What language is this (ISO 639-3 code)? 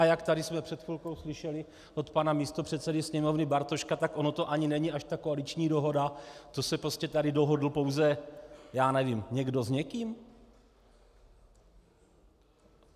ces